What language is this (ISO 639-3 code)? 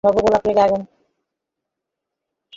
ben